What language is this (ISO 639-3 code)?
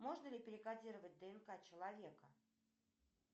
rus